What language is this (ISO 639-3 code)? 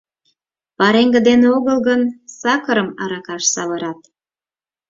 chm